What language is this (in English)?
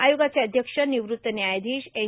Marathi